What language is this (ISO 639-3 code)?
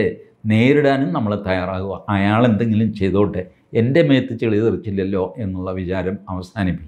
mal